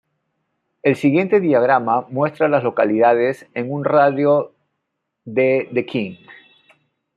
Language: Spanish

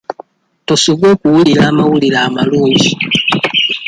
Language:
Ganda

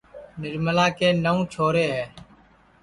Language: Sansi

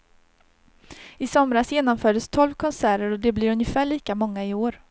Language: Swedish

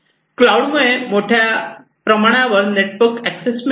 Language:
Marathi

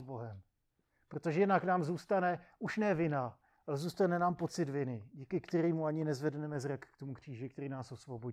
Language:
Czech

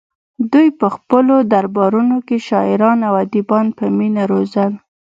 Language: Pashto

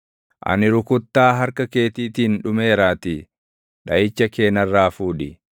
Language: Oromo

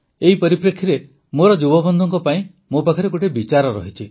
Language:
Odia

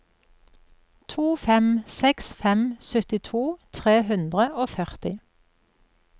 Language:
Norwegian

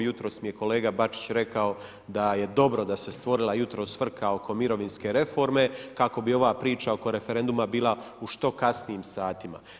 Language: Croatian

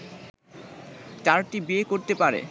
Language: Bangla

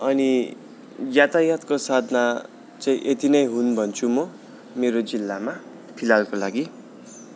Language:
Nepali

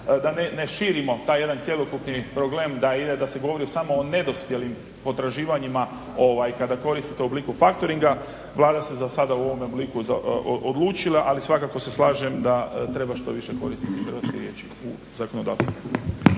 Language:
Croatian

